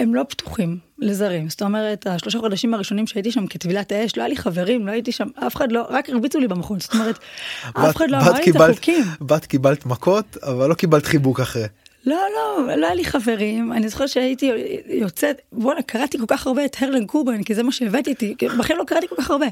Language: Hebrew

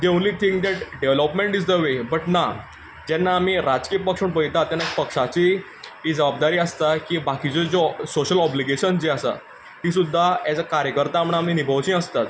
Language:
Konkani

